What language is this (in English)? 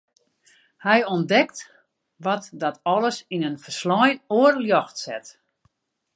Western Frisian